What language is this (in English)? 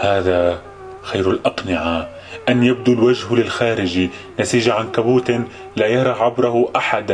Arabic